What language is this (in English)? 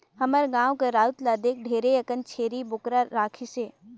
Chhattisgarhi